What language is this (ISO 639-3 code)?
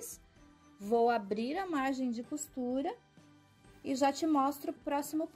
por